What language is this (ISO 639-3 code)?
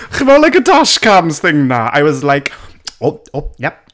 cym